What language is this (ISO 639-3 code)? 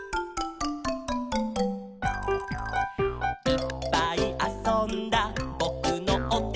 jpn